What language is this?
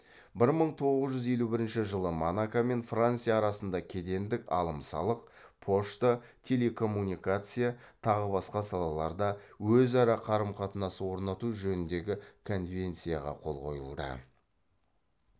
Kazakh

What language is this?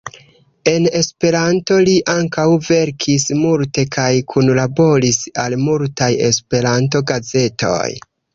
Esperanto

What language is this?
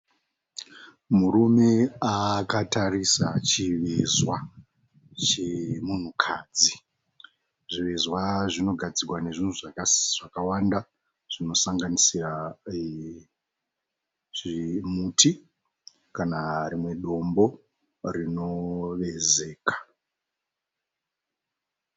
Shona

